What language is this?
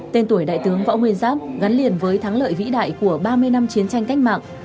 Vietnamese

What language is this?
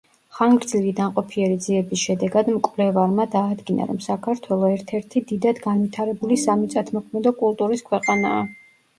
Georgian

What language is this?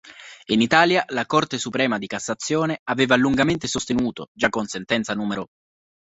Italian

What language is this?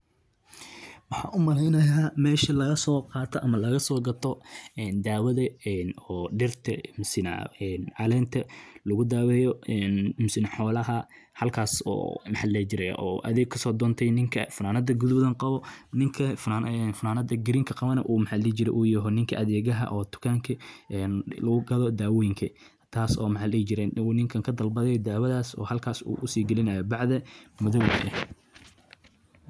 Somali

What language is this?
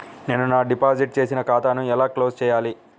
Telugu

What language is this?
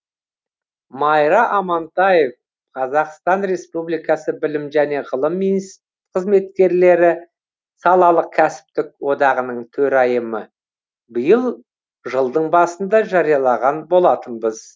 Kazakh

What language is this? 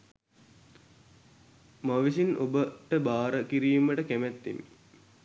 Sinhala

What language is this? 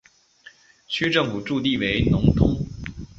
Chinese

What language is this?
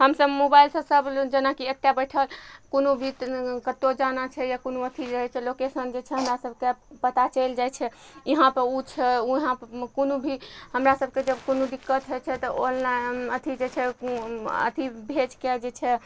Maithili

